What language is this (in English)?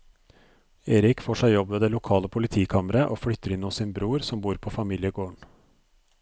Norwegian